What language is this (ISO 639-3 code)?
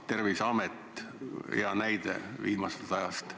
est